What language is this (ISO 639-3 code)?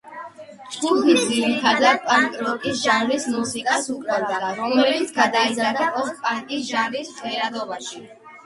kat